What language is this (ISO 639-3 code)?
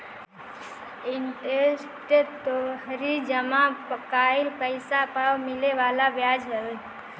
bho